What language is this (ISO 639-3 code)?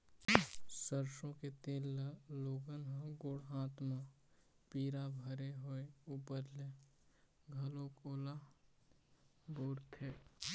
hne